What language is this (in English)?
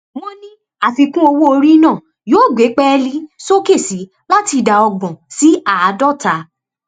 Yoruba